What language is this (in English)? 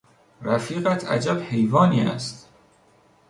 Persian